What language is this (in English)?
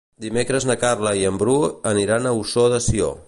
Catalan